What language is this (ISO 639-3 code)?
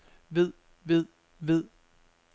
dan